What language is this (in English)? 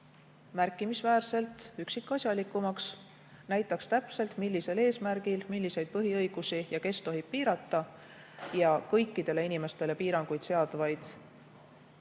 Estonian